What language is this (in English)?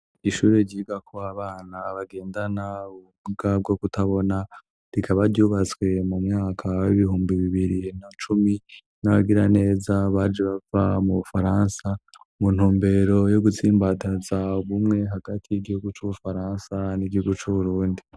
Rundi